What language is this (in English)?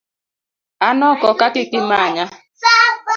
Luo (Kenya and Tanzania)